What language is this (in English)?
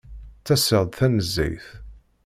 Kabyle